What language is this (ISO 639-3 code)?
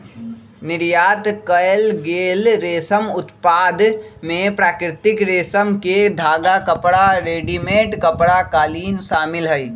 mag